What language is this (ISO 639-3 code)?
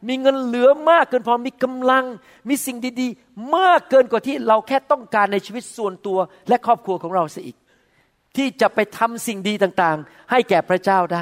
tha